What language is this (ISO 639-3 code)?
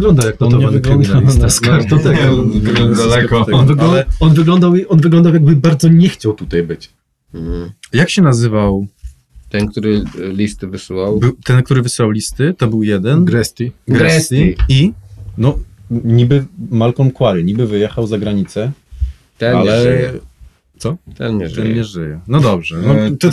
pol